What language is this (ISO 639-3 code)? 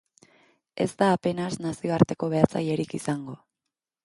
eus